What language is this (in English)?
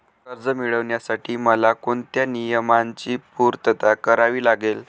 Marathi